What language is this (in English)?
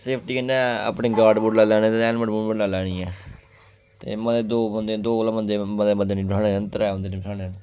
Dogri